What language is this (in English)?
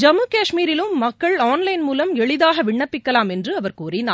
Tamil